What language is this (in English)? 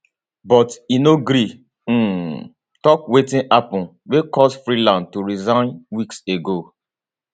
Nigerian Pidgin